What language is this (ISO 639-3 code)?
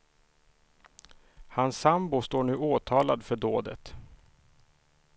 swe